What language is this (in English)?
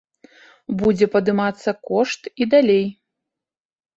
Belarusian